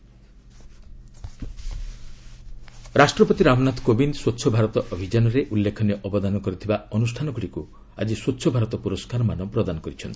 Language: Odia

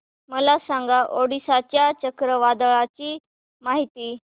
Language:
Marathi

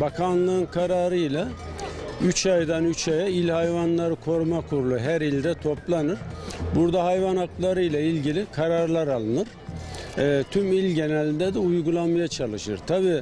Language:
Turkish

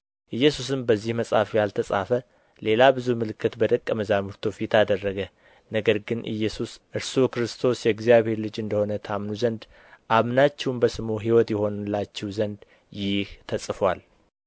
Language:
Amharic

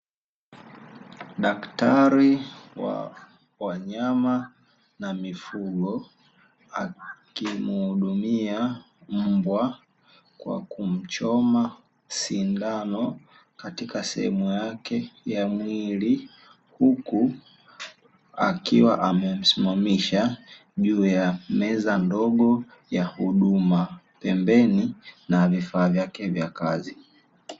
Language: Swahili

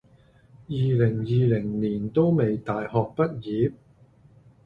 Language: Cantonese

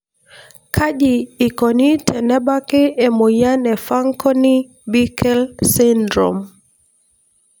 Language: Masai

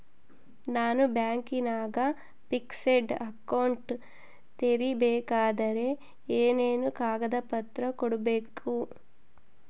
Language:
Kannada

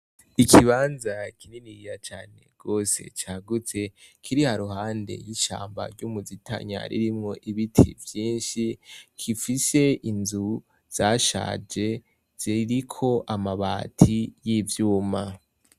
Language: Rundi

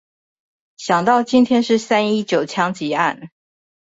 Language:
Chinese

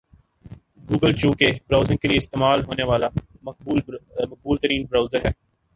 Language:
Urdu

